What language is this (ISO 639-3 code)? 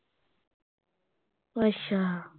pan